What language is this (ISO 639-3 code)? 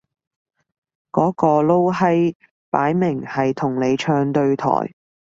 yue